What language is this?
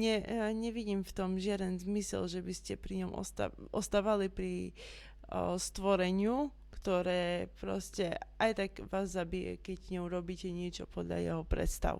Slovak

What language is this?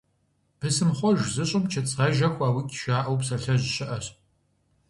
Kabardian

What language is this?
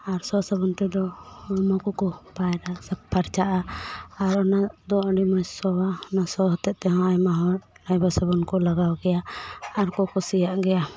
Santali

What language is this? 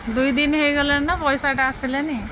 Odia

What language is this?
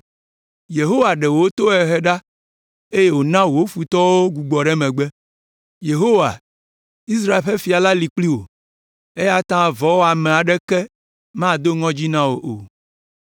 Ewe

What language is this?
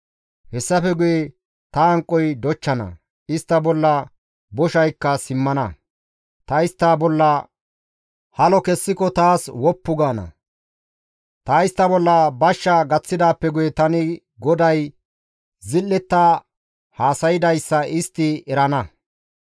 Gamo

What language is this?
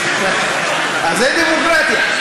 Hebrew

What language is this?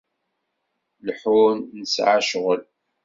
Kabyle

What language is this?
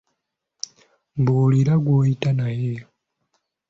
Ganda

